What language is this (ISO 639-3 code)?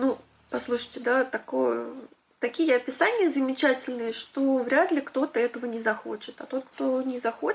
rus